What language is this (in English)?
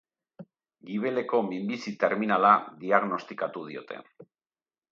Basque